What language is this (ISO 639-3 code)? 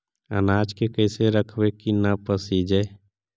mag